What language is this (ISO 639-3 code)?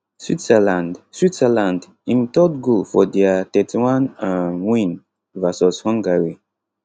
pcm